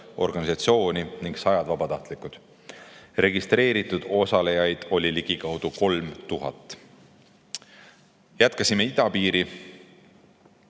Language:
Estonian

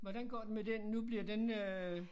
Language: Danish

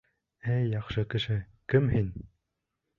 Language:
Bashkir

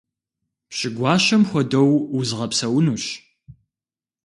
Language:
Kabardian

